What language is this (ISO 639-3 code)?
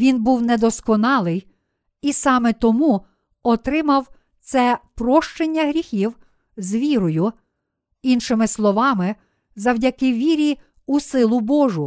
ukr